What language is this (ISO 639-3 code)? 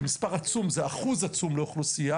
heb